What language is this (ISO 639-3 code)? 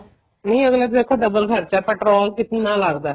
pan